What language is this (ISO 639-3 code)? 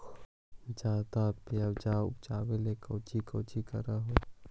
mag